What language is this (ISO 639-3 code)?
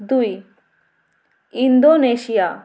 ben